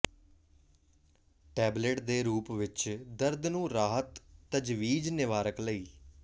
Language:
Punjabi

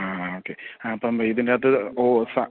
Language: Malayalam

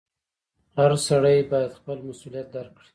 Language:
Pashto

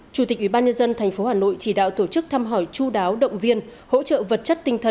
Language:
Vietnamese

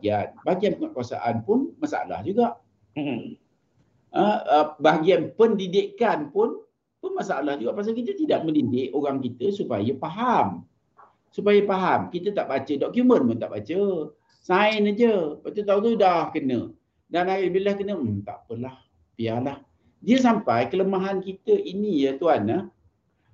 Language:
Malay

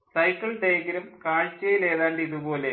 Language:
Malayalam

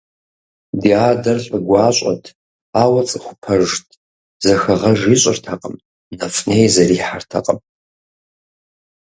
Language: Kabardian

